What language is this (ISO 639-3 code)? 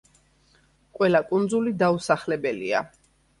kat